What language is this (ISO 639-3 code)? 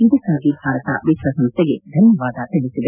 kan